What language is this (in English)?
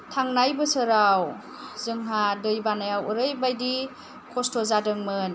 Bodo